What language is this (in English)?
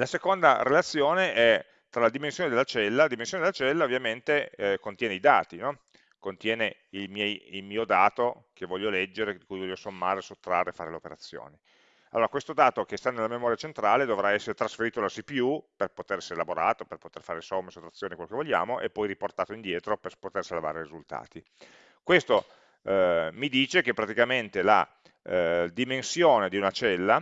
Italian